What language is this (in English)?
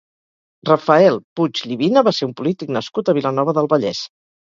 Catalan